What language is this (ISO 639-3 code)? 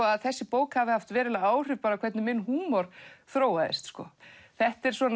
isl